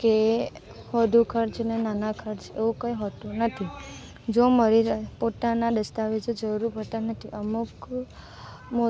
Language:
Gujarati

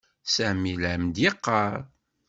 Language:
Kabyle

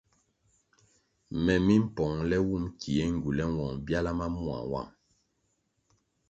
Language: Kwasio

